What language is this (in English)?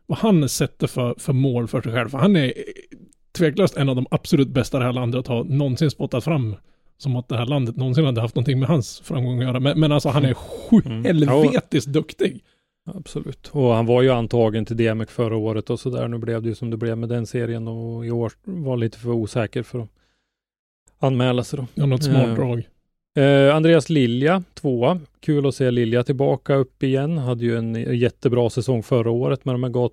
Swedish